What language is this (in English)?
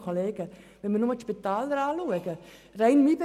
Swiss German